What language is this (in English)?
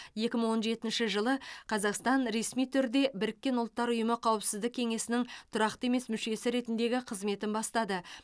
Kazakh